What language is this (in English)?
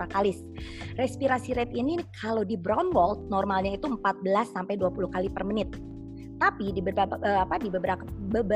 Indonesian